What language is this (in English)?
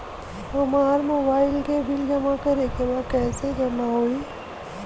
Bhojpuri